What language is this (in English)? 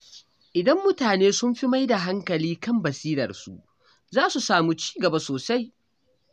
Hausa